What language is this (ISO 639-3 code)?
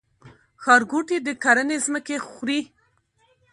pus